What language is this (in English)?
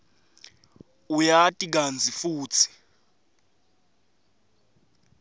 Swati